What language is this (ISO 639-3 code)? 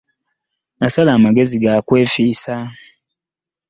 lug